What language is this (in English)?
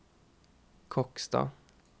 Norwegian